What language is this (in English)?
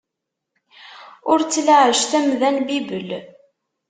Kabyle